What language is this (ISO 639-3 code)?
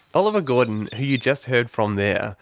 eng